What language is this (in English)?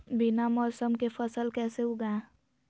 Magahi